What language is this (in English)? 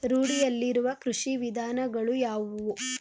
Kannada